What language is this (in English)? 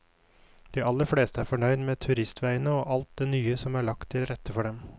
Norwegian